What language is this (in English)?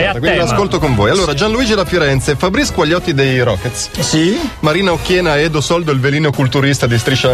Italian